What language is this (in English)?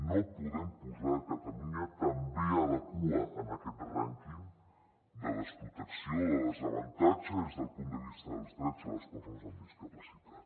Catalan